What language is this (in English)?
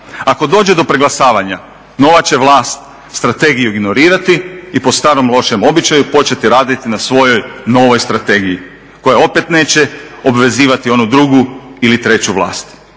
Croatian